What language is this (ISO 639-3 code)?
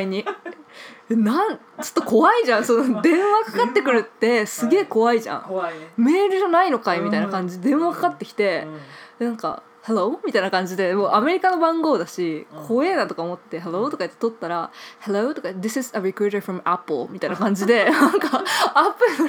jpn